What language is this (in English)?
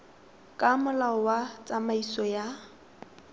Tswana